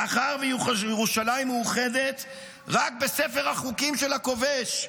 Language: Hebrew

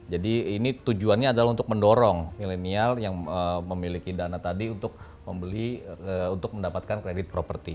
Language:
Indonesian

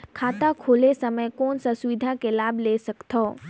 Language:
Chhattisgarhi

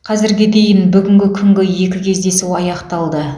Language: Kazakh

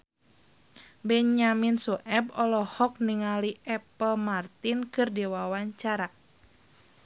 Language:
Sundanese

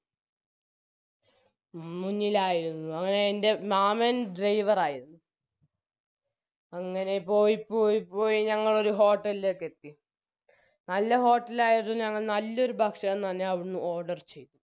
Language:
Malayalam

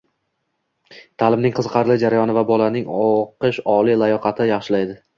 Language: Uzbek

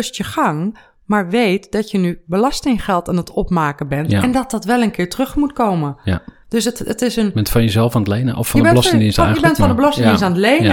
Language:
Dutch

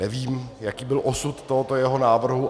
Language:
Czech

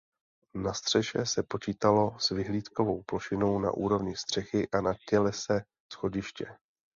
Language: Czech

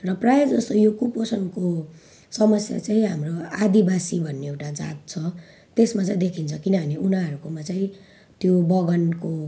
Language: Nepali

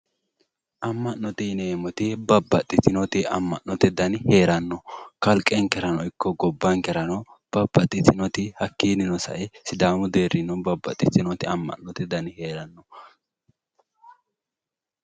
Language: Sidamo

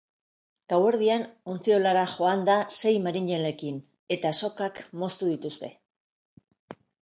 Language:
Basque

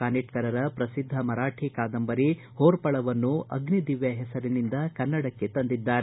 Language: Kannada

